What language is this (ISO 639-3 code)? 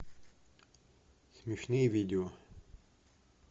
rus